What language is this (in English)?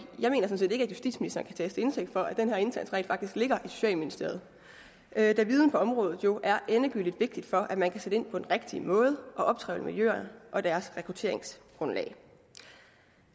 Danish